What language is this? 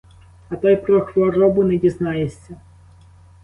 Ukrainian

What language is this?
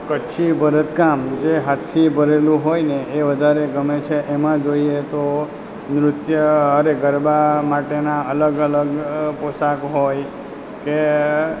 Gujarati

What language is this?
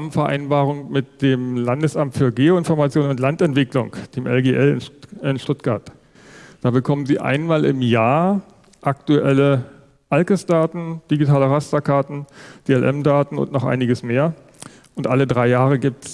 German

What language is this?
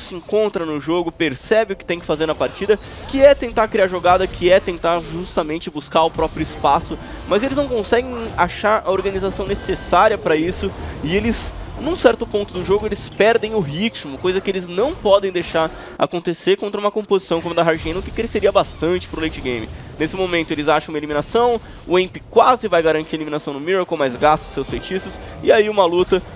Portuguese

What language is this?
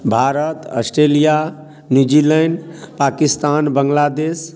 Maithili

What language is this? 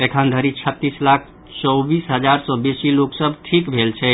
Maithili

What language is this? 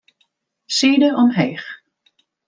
Western Frisian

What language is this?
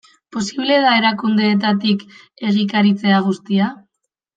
Basque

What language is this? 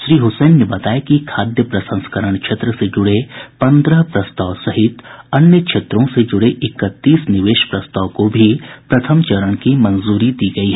Hindi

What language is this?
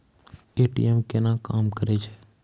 Maithili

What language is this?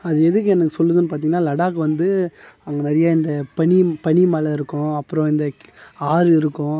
Tamil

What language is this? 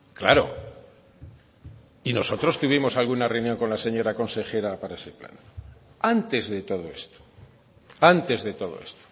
Spanish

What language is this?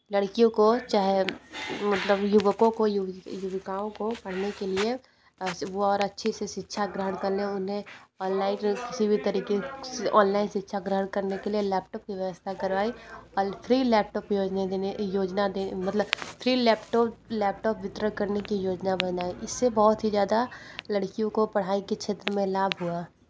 Hindi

